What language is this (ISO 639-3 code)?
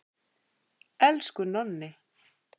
isl